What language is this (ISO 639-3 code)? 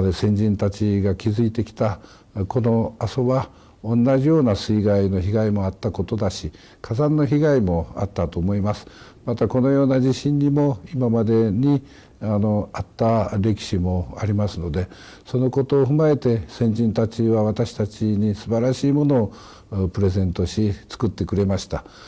jpn